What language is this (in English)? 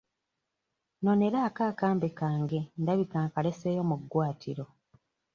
Ganda